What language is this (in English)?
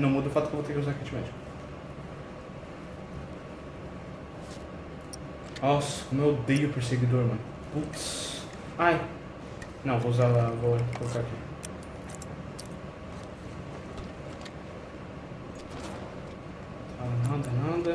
Portuguese